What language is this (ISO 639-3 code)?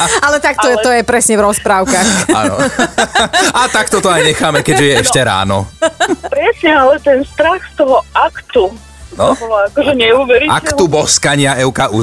slk